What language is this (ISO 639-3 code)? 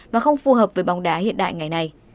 vie